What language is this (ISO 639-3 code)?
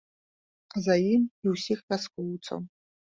bel